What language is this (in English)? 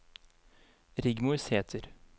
Norwegian